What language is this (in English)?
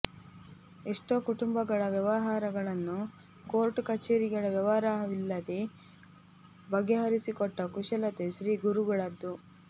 Kannada